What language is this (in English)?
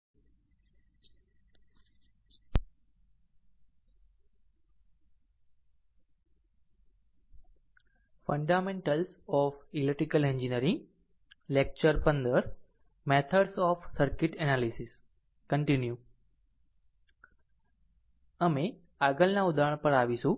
Gujarati